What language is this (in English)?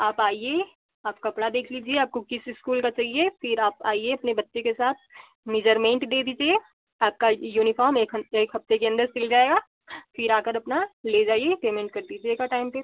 Hindi